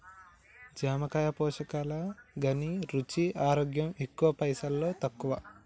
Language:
Telugu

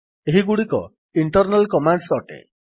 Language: Odia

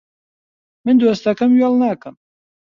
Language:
Central Kurdish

